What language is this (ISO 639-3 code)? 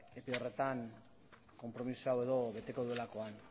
eus